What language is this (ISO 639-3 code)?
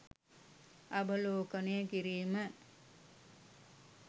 sin